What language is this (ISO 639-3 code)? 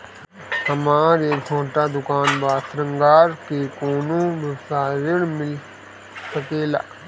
bho